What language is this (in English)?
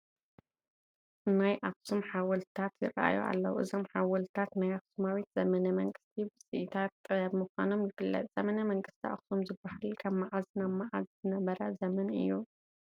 Tigrinya